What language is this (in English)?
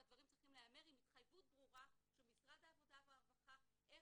Hebrew